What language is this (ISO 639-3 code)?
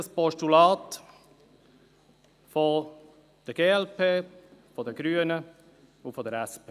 gsw